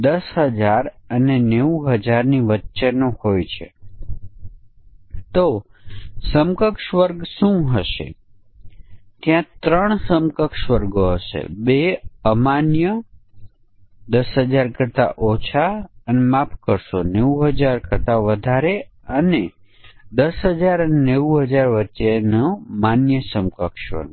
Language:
Gujarati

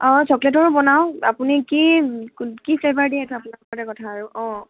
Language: Assamese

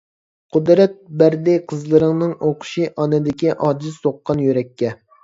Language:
Uyghur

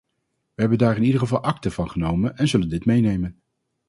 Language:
Dutch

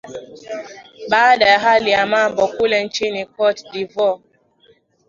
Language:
Swahili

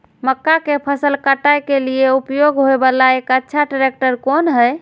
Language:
Maithili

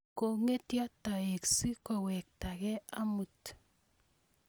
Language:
Kalenjin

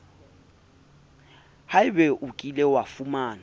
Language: Southern Sotho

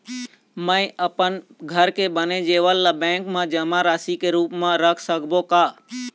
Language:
Chhattisgarhi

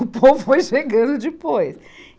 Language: Portuguese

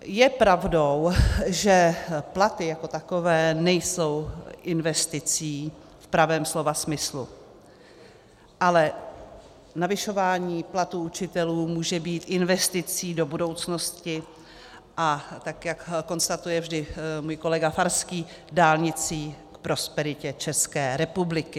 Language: Czech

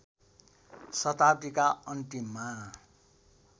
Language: Nepali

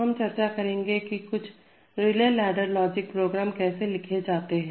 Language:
Hindi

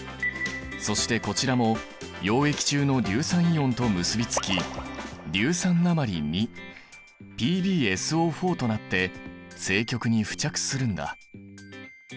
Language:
Japanese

